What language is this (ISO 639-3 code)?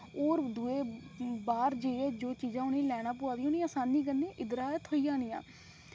doi